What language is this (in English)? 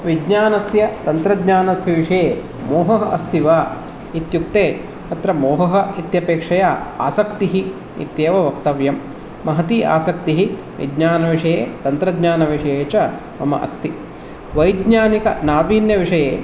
Sanskrit